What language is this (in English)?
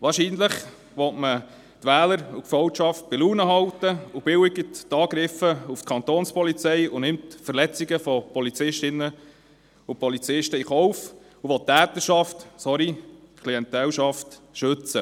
Swiss German